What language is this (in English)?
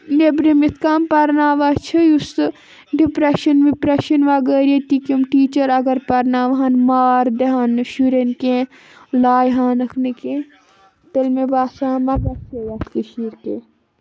Kashmiri